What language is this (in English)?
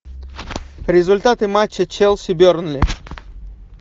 Russian